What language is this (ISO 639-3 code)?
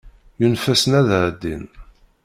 kab